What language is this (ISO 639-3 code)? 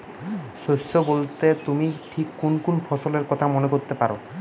ben